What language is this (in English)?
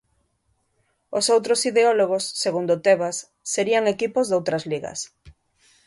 Galician